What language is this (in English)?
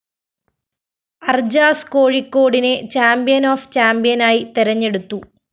Malayalam